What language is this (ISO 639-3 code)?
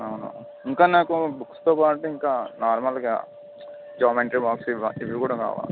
tel